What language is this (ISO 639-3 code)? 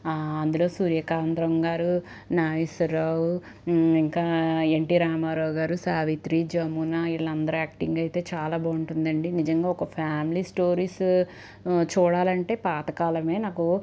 tel